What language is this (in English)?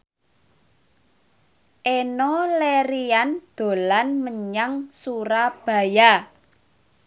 Javanese